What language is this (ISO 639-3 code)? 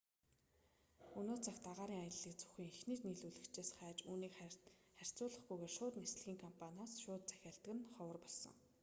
mon